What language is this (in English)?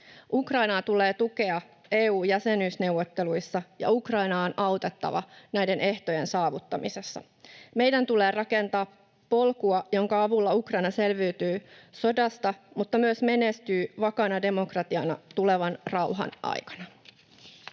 Finnish